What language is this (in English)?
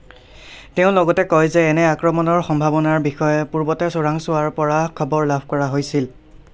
Assamese